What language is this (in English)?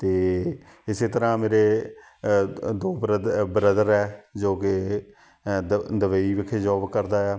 Punjabi